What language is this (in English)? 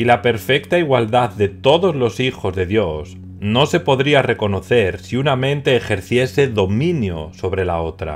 Spanish